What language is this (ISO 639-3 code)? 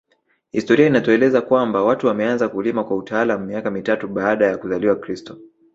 swa